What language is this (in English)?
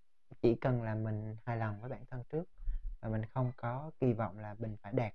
Vietnamese